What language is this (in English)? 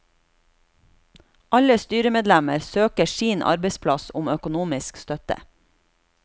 Norwegian